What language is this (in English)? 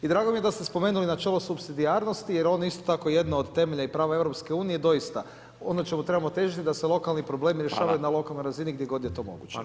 Croatian